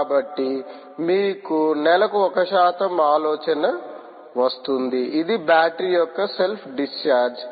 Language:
Telugu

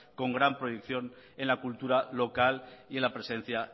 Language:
Spanish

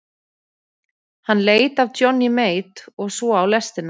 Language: Icelandic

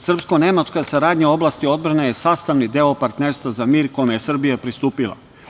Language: Serbian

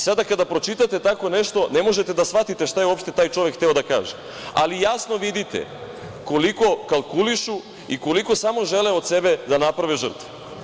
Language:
Serbian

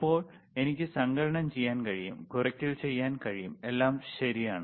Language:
Malayalam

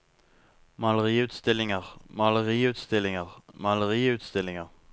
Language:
Norwegian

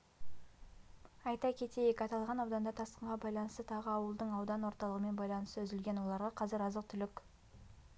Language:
Kazakh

